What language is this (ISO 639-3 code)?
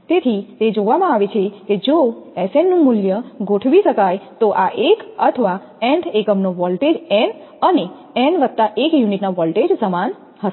guj